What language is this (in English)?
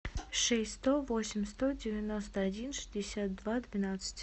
Russian